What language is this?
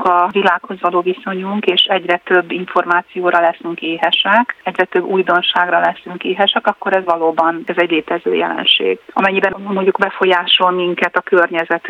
Hungarian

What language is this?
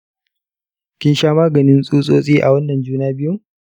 Hausa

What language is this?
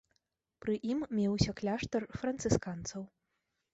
Belarusian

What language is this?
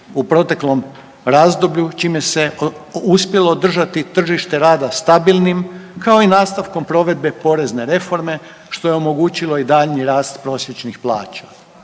Croatian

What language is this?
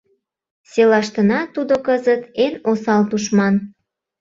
Mari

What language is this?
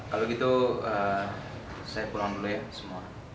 Indonesian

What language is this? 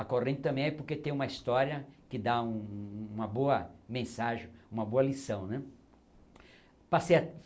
Portuguese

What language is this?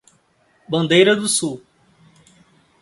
Portuguese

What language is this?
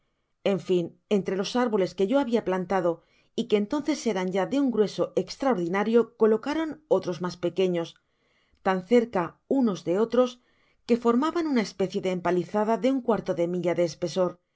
Spanish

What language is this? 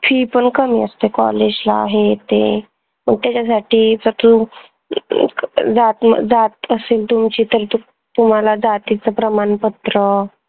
Marathi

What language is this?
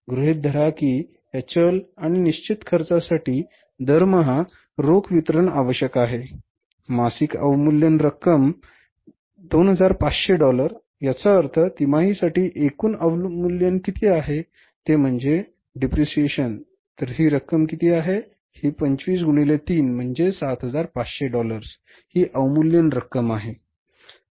Marathi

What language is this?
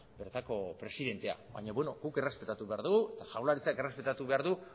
Basque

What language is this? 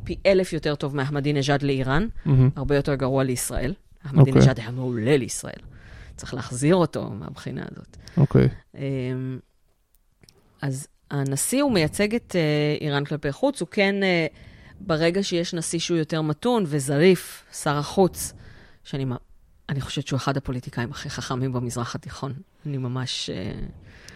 Hebrew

